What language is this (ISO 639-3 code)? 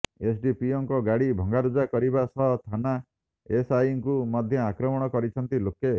ori